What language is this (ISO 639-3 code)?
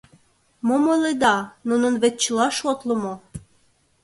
chm